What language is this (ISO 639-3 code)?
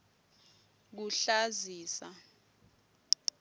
ssw